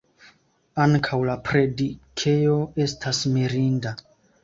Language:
Esperanto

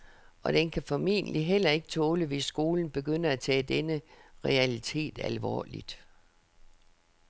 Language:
Danish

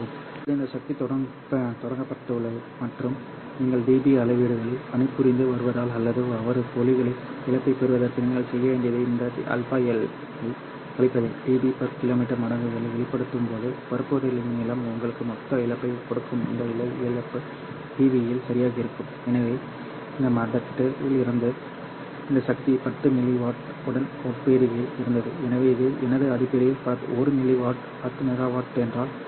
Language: Tamil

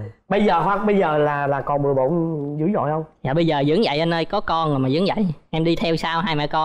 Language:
Vietnamese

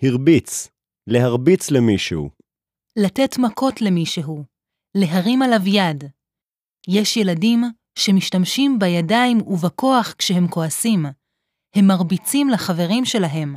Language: Hebrew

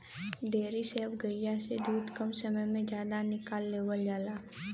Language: Bhojpuri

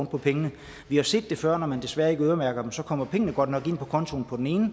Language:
Danish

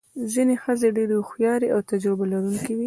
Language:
Pashto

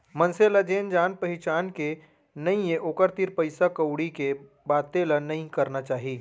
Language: Chhattisgarhi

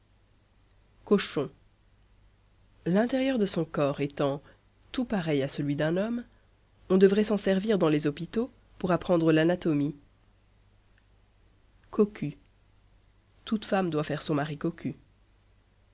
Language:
French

